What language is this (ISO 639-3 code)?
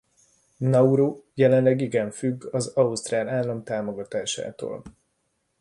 hun